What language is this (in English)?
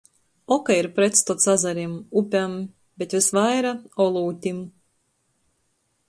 Latgalian